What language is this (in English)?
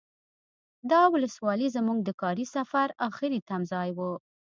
Pashto